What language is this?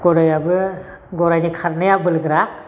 Bodo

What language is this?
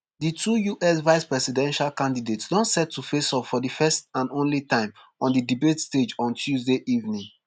Nigerian Pidgin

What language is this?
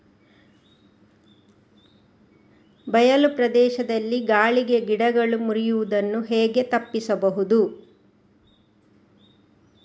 Kannada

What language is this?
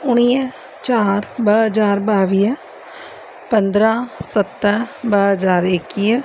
Sindhi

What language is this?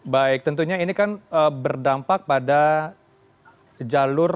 Indonesian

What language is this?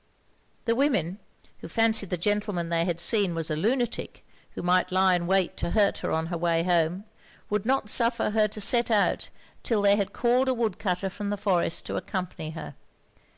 English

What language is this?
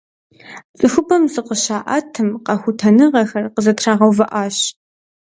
Kabardian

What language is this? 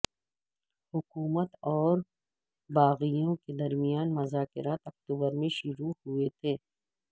Urdu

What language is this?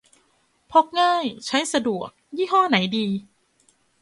Thai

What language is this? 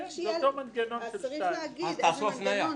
Hebrew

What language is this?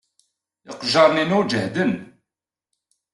Kabyle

